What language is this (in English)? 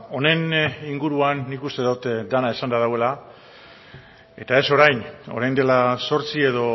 Basque